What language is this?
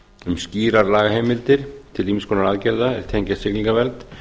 Icelandic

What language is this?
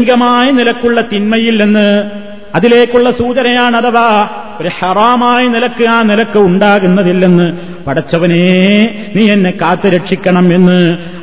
Malayalam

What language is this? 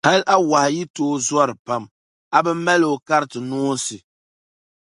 Dagbani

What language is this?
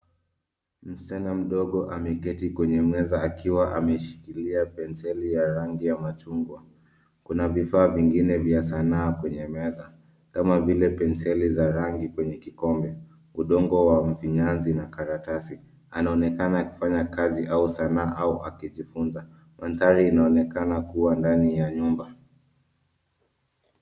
Swahili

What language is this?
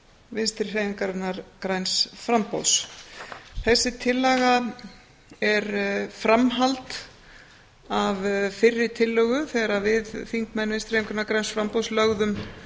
Icelandic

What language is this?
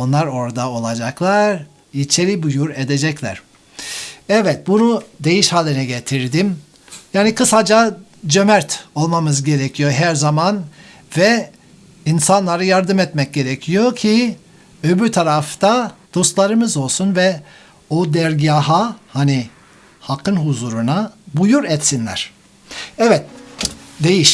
Turkish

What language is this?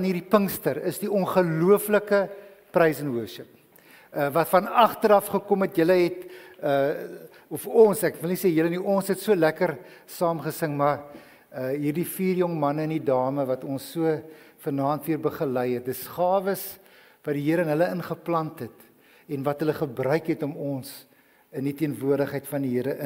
Dutch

